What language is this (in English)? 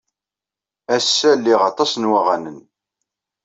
Kabyle